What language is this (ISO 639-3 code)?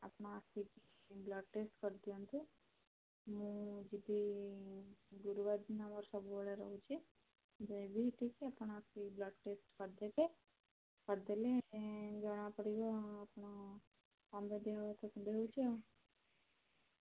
ori